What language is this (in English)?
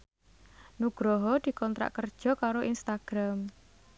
Javanese